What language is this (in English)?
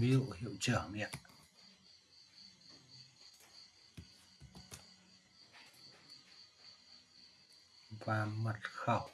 Vietnamese